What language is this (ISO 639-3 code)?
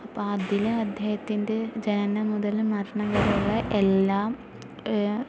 mal